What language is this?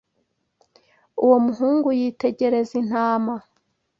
Kinyarwanda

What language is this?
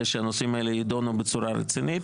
Hebrew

